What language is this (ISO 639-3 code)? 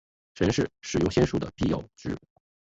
zho